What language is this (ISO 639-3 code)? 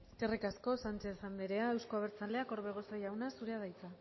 eus